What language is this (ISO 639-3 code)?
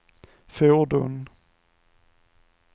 swe